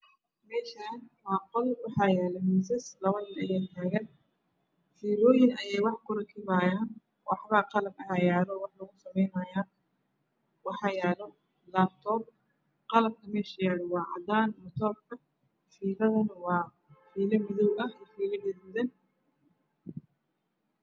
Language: Somali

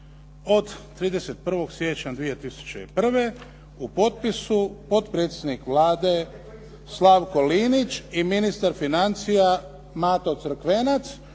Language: Croatian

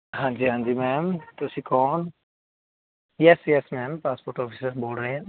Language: Punjabi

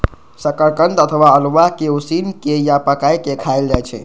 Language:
Maithili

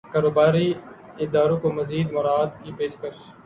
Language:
Urdu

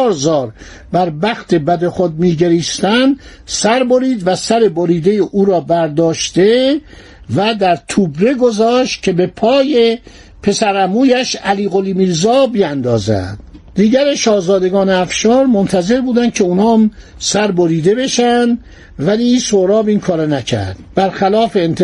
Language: Persian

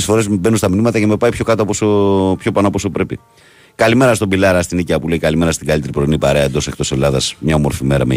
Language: Greek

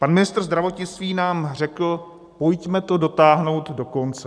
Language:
Czech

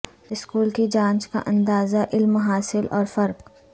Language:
Urdu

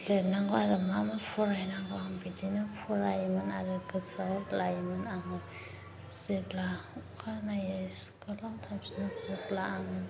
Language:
Bodo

